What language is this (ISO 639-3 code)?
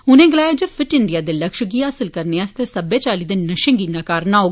doi